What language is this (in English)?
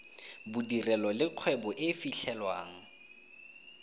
Tswana